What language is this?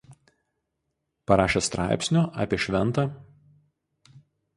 Lithuanian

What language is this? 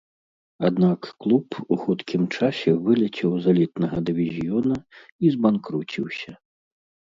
Belarusian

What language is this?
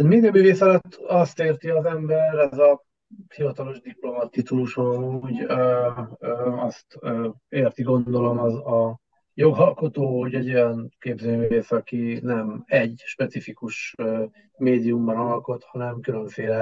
Hungarian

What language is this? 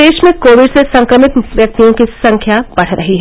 Hindi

